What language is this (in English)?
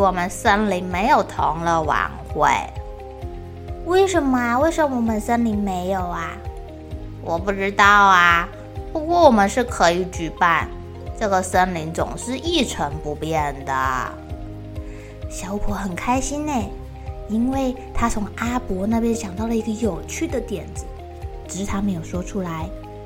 Chinese